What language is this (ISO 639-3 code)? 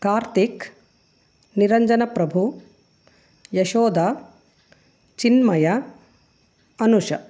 kan